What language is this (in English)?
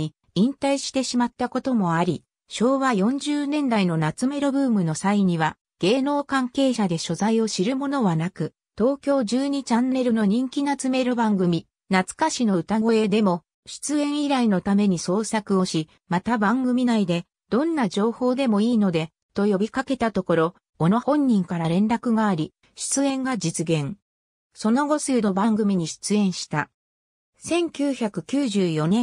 Japanese